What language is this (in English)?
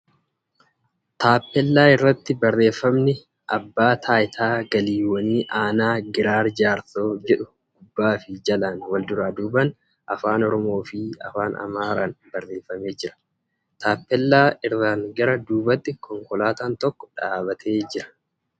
Oromo